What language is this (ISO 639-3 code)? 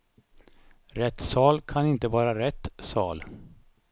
swe